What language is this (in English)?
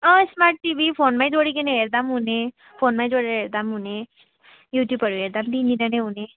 Nepali